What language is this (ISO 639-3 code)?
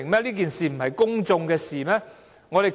yue